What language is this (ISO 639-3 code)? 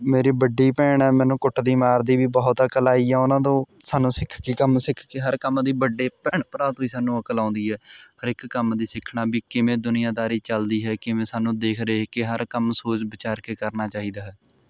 pan